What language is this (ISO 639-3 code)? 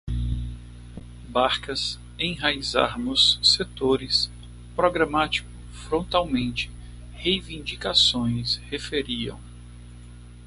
por